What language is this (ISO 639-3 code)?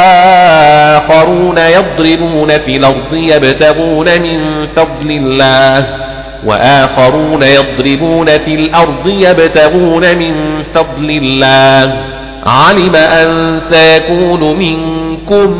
ara